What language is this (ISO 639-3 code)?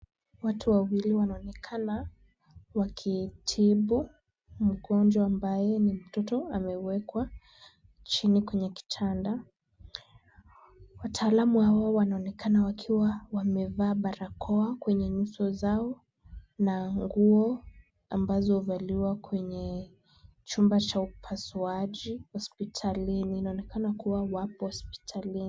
swa